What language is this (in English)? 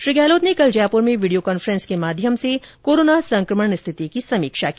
Hindi